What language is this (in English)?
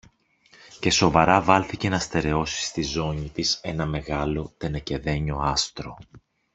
Greek